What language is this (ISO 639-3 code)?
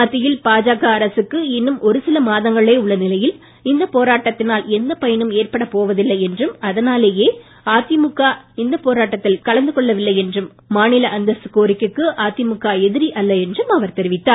tam